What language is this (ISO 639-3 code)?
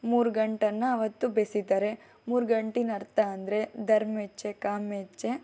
kan